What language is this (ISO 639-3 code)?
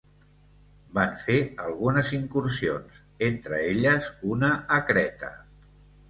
cat